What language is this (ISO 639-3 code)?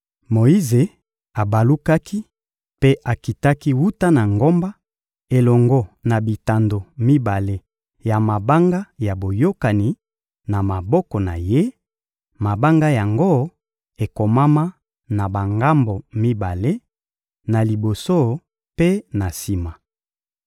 lin